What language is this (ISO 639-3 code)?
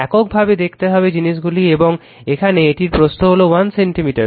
ben